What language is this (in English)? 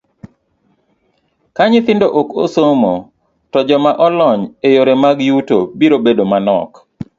Luo (Kenya and Tanzania)